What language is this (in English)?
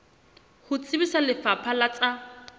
Southern Sotho